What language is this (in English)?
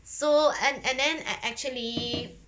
English